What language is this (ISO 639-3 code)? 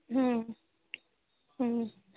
mar